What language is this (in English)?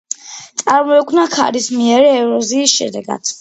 Georgian